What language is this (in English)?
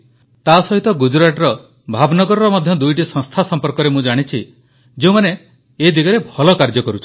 Odia